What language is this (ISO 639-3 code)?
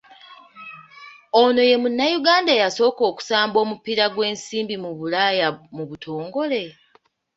lug